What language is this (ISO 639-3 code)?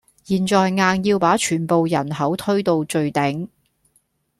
yue